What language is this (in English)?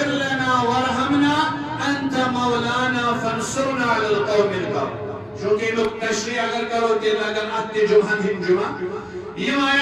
Arabic